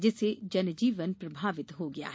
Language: Hindi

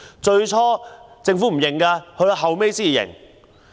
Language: Cantonese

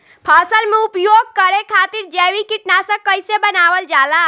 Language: Bhojpuri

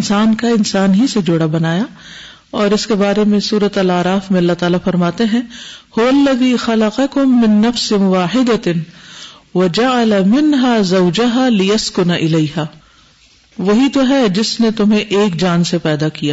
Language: Urdu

